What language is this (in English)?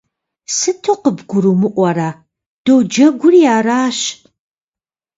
Kabardian